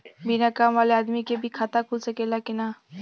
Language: Bhojpuri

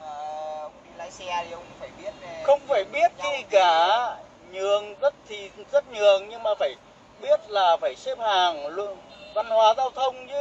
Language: Vietnamese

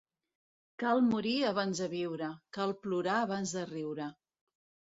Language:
Catalan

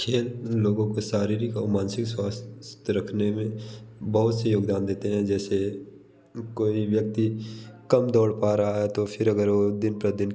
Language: Hindi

